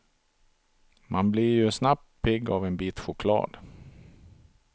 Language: Swedish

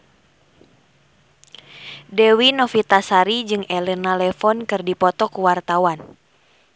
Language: Sundanese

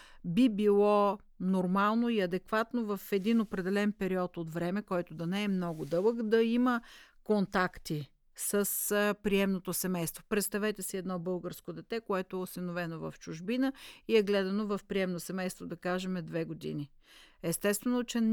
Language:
Bulgarian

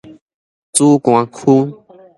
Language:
Min Nan Chinese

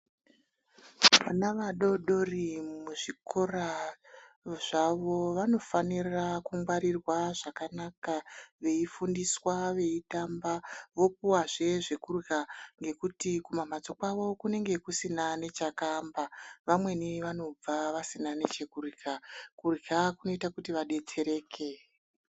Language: Ndau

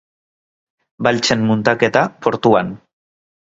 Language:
Basque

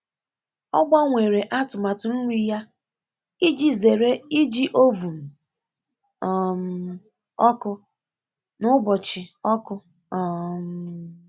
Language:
Igbo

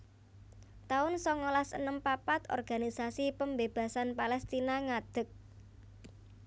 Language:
Javanese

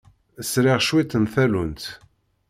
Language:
Kabyle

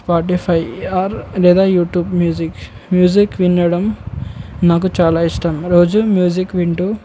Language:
Telugu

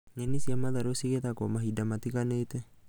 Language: Kikuyu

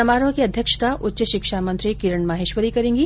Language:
Hindi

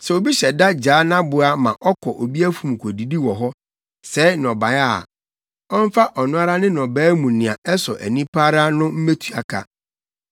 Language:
Akan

